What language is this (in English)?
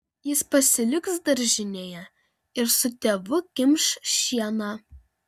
Lithuanian